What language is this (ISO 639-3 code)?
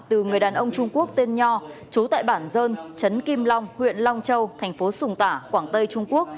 vie